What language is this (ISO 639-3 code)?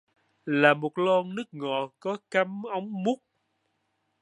vie